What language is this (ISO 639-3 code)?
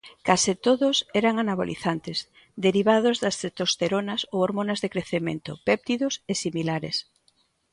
glg